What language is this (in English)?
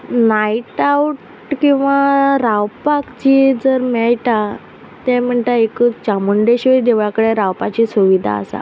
Konkani